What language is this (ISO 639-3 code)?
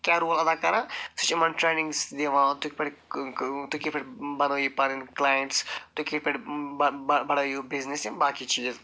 kas